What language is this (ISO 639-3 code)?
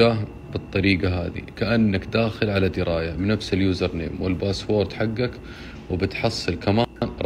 ara